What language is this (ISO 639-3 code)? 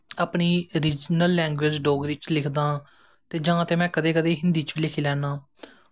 doi